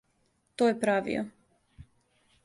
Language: Serbian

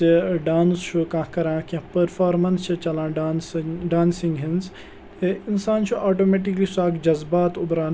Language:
Kashmiri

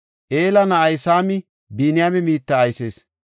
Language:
Gofa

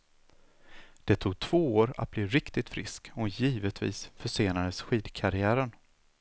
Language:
Swedish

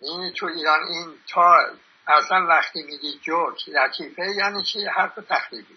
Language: Persian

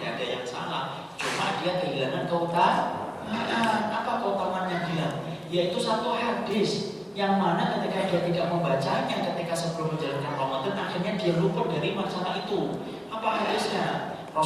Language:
Indonesian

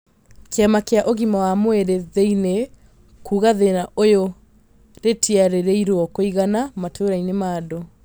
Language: Kikuyu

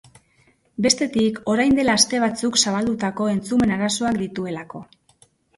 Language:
Basque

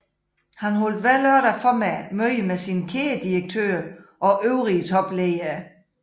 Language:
Danish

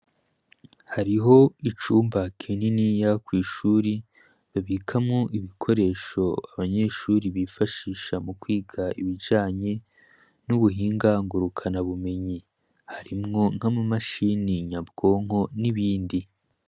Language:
Rundi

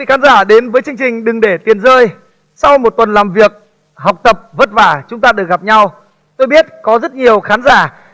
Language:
Vietnamese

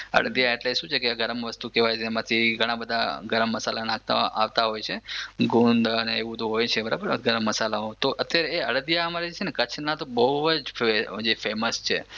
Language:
Gujarati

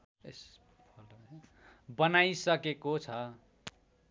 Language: Nepali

